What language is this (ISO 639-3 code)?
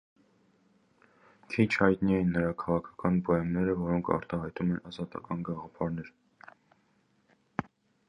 hye